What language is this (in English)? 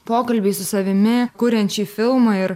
Lithuanian